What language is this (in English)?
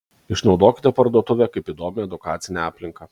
Lithuanian